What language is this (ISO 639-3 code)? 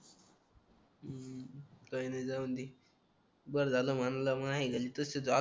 mar